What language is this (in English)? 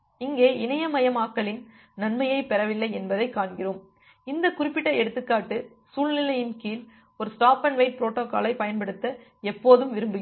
Tamil